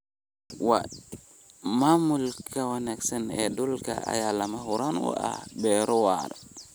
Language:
Somali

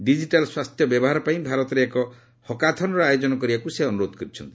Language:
Odia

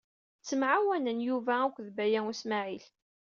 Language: Kabyle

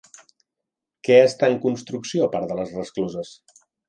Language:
Catalan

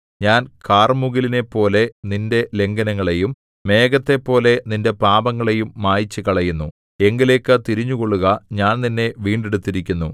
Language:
Malayalam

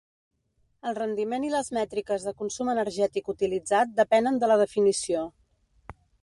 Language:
Catalan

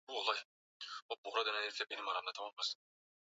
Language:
Swahili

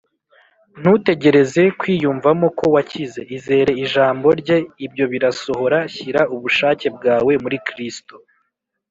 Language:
Kinyarwanda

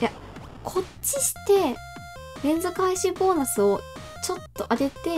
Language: Japanese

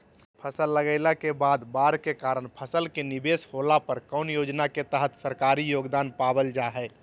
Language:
Magahi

